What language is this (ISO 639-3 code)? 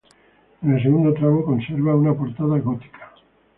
spa